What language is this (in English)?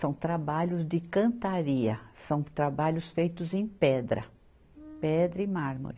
Portuguese